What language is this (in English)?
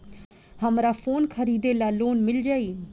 Bhojpuri